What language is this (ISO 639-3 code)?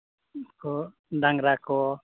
sat